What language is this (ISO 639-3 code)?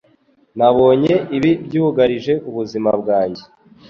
kin